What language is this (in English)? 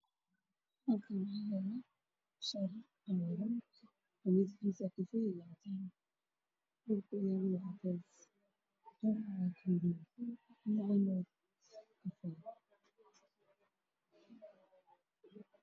Somali